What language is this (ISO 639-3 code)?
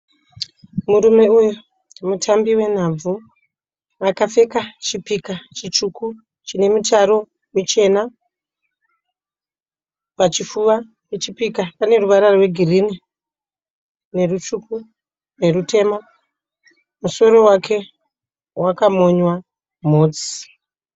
sna